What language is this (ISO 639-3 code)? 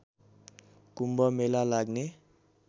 nep